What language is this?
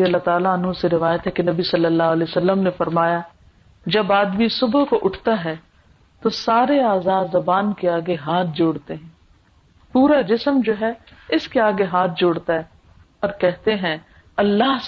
Urdu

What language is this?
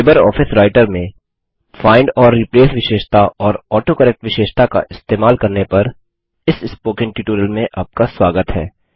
Hindi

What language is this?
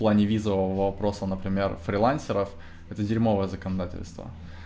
Russian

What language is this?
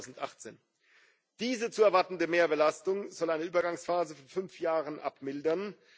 German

